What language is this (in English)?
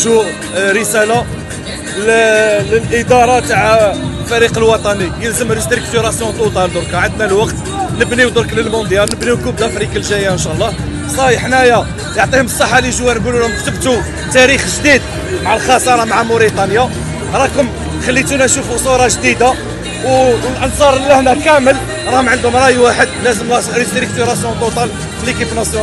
Arabic